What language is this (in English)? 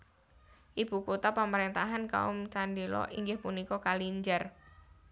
Javanese